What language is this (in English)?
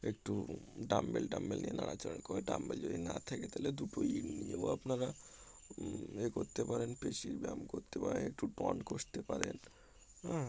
Bangla